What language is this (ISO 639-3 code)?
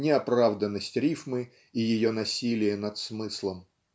rus